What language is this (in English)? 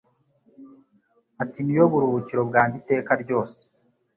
Kinyarwanda